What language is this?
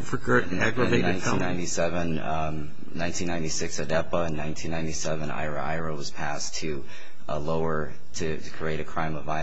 English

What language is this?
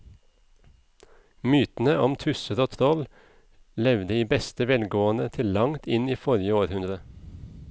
Norwegian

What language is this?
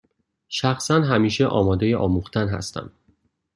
Persian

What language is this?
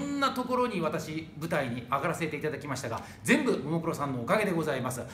Japanese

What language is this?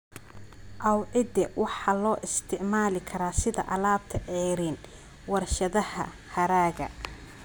Somali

